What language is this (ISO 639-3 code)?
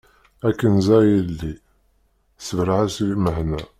kab